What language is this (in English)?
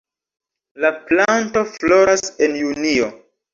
Esperanto